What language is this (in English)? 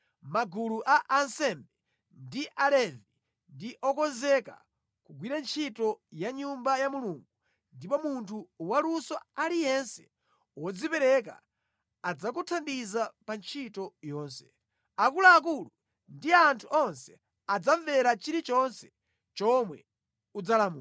Nyanja